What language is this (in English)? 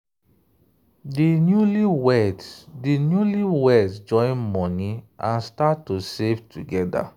Nigerian Pidgin